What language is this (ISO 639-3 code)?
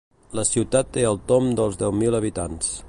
cat